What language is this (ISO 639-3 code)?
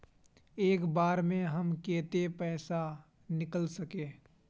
mag